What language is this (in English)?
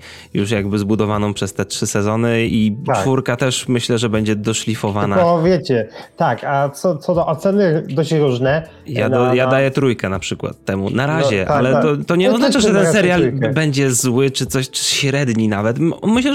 Polish